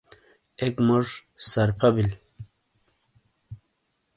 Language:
Shina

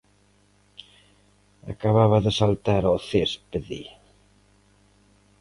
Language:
Galician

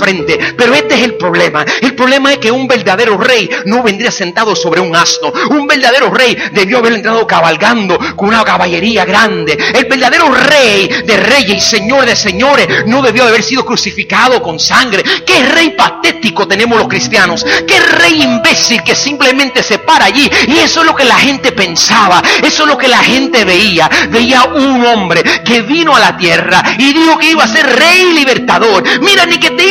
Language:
Spanish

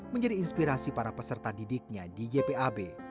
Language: Indonesian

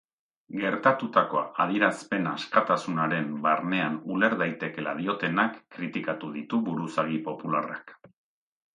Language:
Basque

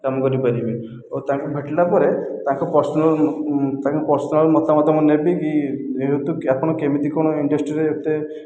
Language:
Odia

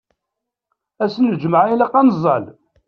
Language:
Kabyle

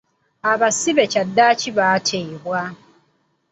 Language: Ganda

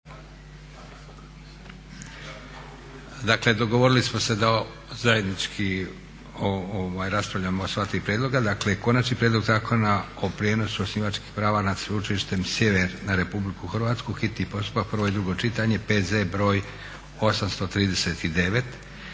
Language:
Croatian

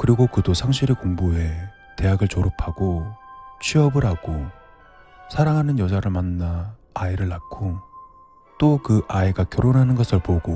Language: Korean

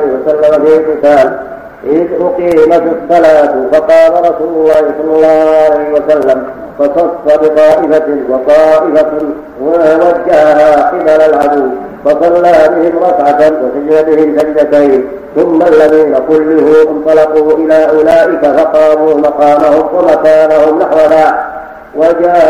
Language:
Arabic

